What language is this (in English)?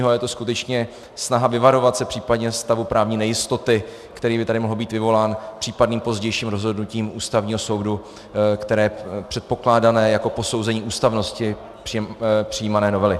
Czech